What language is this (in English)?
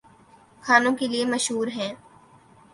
Urdu